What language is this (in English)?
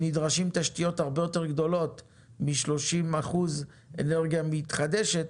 Hebrew